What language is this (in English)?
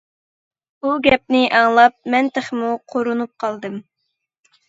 Uyghur